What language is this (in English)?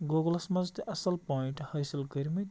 Kashmiri